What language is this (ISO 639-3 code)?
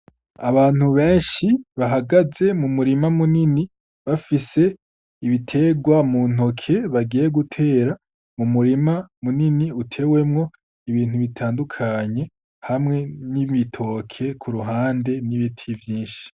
run